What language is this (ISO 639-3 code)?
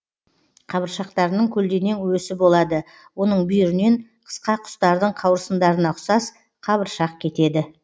kaz